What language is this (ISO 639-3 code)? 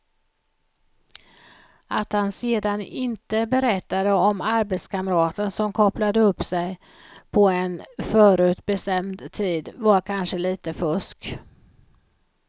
swe